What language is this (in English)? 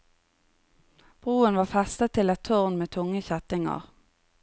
Norwegian